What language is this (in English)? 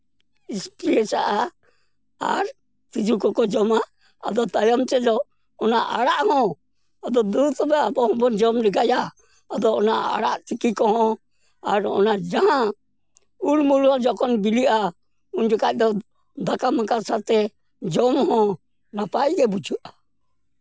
Santali